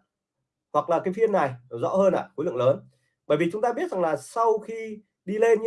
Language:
Vietnamese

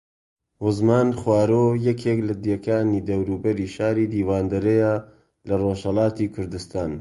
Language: Central Kurdish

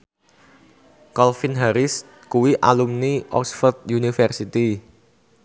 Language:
Javanese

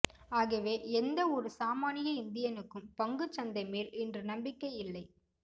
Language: Tamil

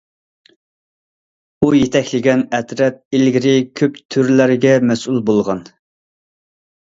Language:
Uyghur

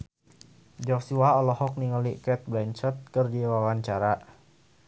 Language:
Sundanese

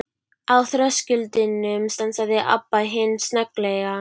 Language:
Icelandic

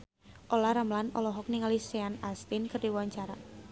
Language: Sundanese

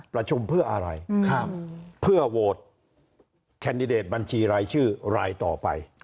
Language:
Thai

